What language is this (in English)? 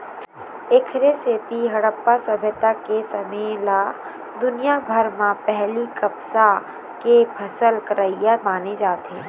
Chhattisgarhi